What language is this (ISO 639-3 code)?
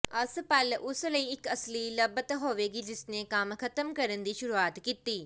pan